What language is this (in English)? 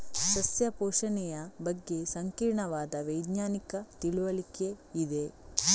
Kannada